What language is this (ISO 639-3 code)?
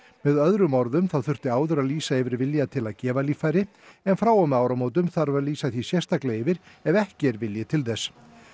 isl